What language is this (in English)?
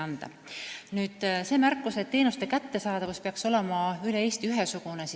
Estonian